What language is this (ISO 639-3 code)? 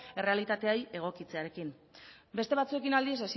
eus